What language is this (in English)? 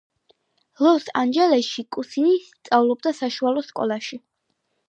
Georgian